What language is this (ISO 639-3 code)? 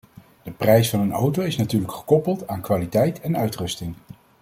nld